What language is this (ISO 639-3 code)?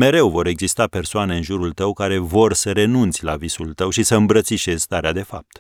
ron